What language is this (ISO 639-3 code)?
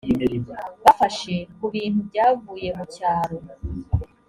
kin